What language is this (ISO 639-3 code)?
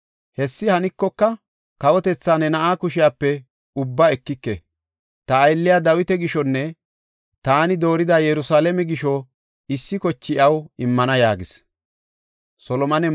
gof